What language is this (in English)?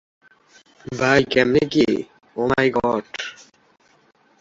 Bangla